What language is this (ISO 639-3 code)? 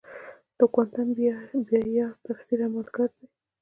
pus